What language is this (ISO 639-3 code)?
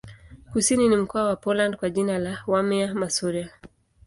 swa